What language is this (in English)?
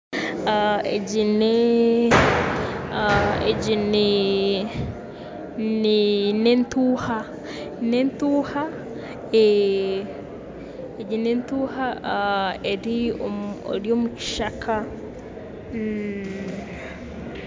Nyankole